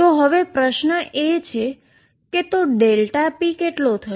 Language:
Gujarati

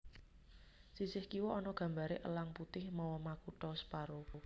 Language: Javanese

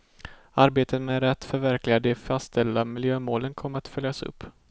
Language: Swedish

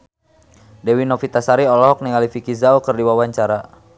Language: Sundanese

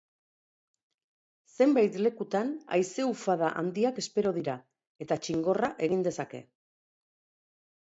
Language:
Basque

